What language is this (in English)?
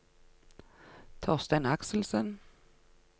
Norwegian